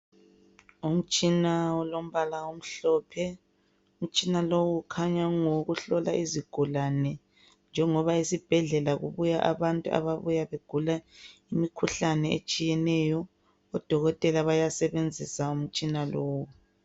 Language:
North Ndebele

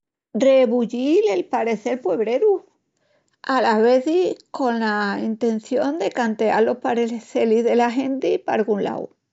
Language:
Extremaduran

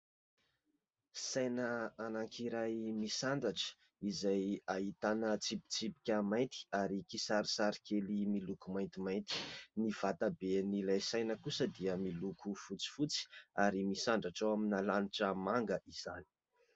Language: Malagasy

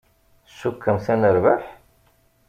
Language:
Kabyle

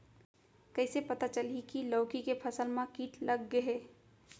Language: Chhattisgarhi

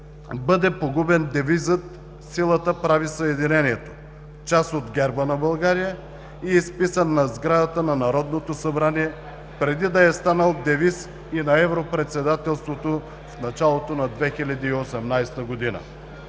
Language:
Bulgarian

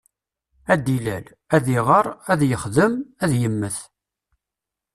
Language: Kabyle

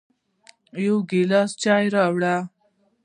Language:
Pashto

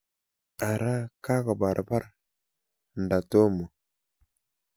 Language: Kalenjin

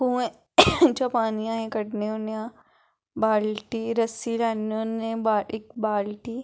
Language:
Dogri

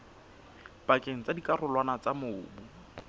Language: Southern Sotho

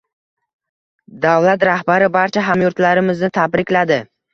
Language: Uzbek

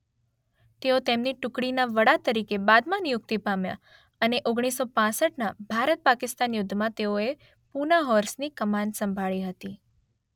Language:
Gujarati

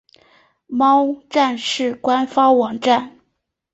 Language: Chinese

